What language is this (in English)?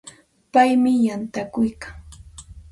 Santa Ana de Tusi Pasco Quechua